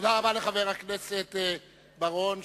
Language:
Hebrew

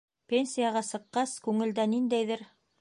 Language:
Bashkir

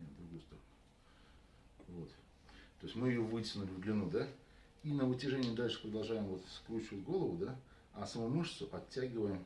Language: Russian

